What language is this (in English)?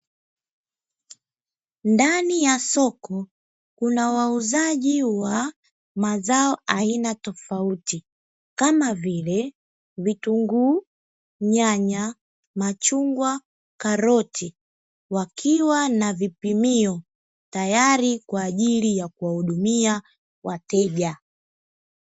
Swahili